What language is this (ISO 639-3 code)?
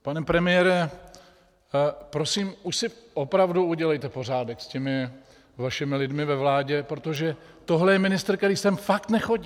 ces